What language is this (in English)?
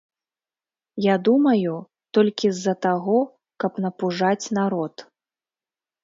Belarusian